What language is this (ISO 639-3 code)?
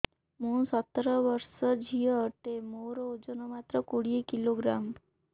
ori